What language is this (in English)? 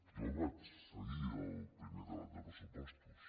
Catalan